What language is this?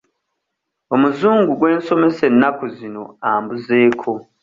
Ganda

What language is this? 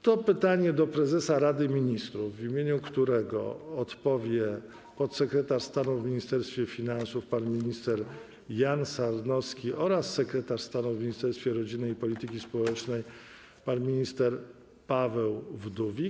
Polish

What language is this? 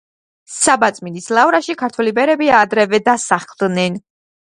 Georgian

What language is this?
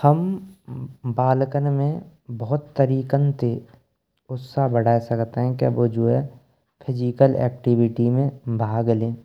Braj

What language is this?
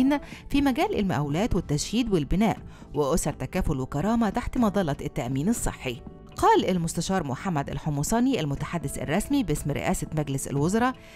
Arabic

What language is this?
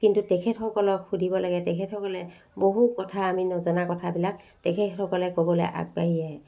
Assamese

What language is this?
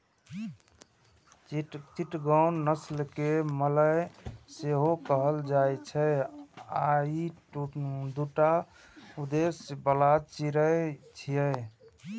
Maithili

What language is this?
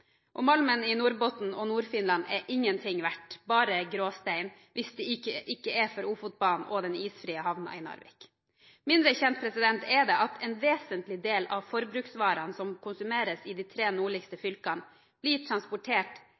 Norwegian Bokmål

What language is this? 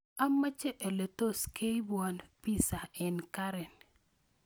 Kalenjin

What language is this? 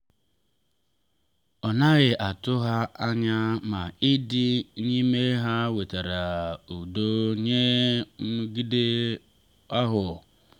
Igbo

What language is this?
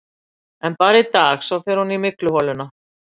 Icelandic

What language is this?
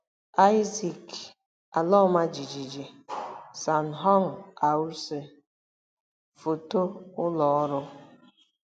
Igbo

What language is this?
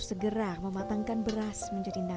Indonesian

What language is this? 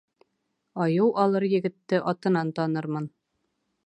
Bashkir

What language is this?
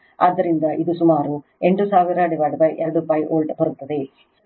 Kannada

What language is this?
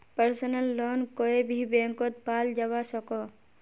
Magahi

